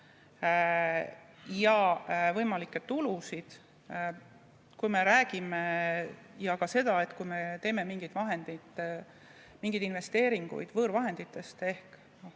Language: Estonian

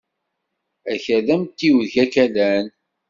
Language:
Kabyle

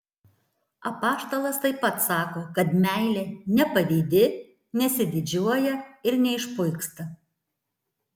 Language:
Lithuanian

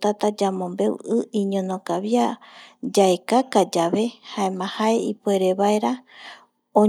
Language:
Eastern Bolivian Guaraní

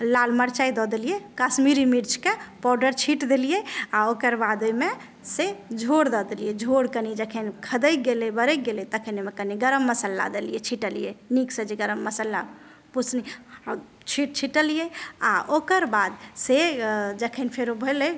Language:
Maithili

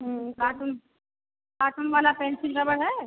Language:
Hindi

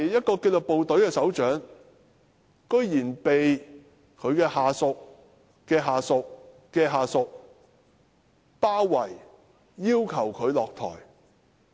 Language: Cantonese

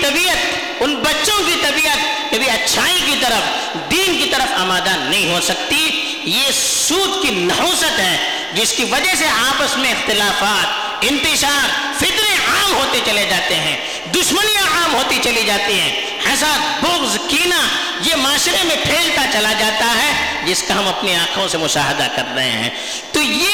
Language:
Urdu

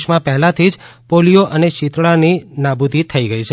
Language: Gujarati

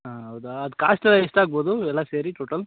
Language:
Kannada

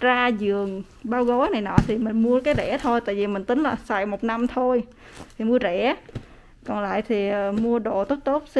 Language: Vietnamese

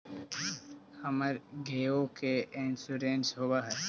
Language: Magahi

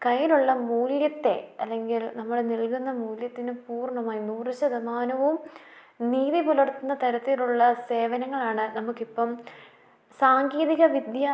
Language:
Malayalam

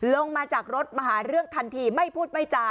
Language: Thai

